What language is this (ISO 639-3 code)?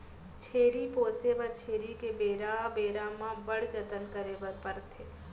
hne